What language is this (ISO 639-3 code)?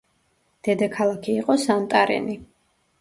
kat